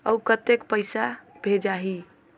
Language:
Chhattisgarhi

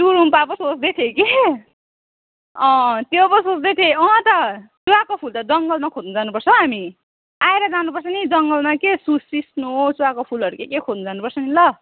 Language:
Nepali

